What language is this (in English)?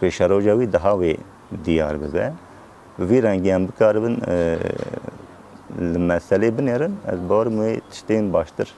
Arabic